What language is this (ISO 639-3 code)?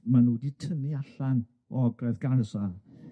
cym